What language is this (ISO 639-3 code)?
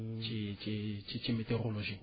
wol